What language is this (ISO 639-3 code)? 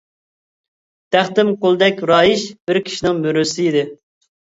uig